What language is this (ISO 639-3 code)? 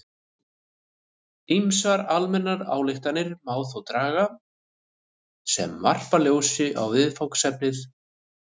isl